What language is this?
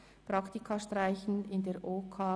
Swiss German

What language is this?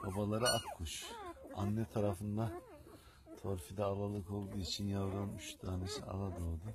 Turkish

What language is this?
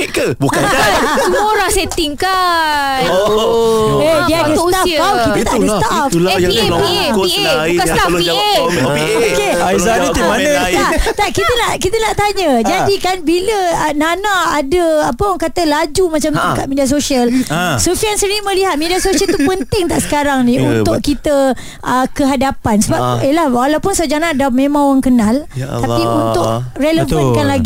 Malay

